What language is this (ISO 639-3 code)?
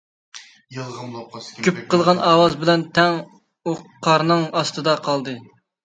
uig